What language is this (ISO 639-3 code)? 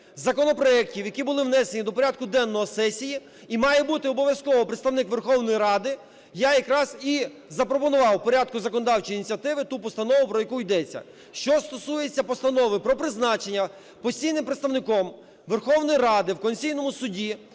ukr